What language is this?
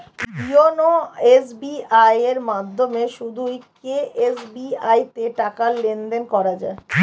Bangla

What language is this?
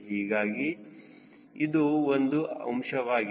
Kannada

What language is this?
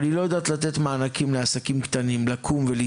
Hebrew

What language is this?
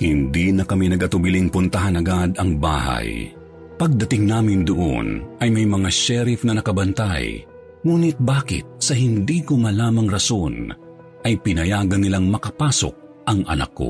Filipino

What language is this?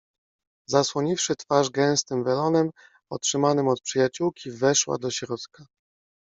Polish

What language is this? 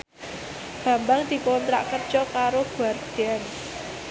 Javanese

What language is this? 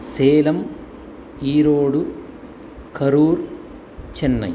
Sanskrit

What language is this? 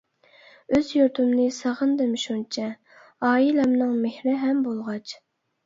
Uyghur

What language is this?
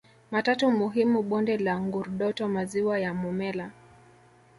Swahili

